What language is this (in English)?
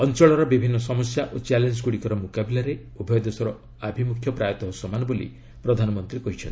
Odia